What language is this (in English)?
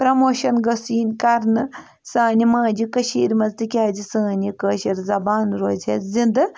Kashmiri